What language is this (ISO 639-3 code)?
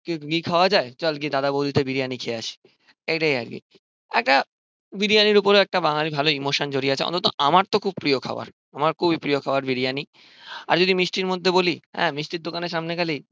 ben